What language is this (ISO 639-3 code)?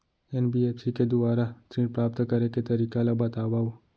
hne